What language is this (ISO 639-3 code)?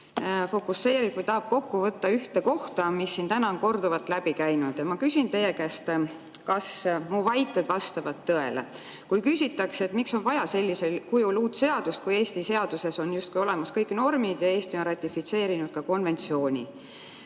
est